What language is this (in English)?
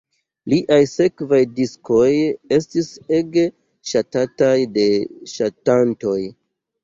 Esperanto